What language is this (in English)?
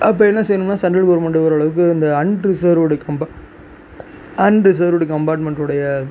Tamil